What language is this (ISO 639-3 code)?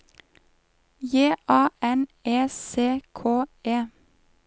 nor